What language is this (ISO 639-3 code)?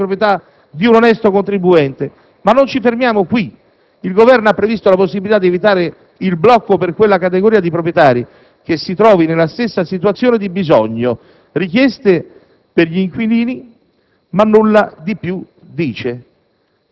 ita